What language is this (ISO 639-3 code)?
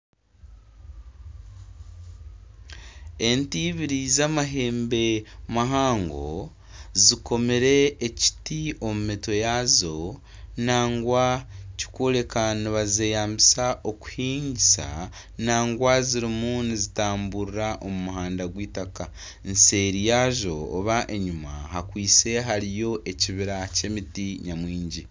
nyn